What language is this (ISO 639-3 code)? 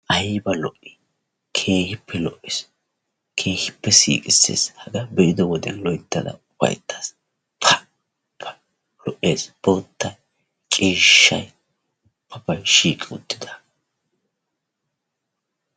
wal